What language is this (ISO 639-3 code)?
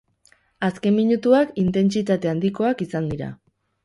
eus